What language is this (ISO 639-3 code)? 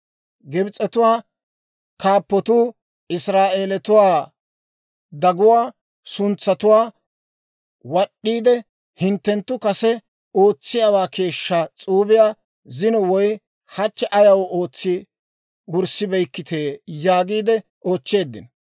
dwr